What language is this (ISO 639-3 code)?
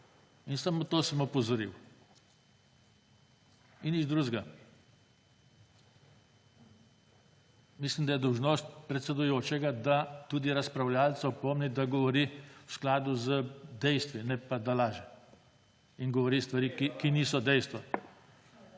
slv